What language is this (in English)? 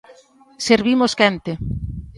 Galician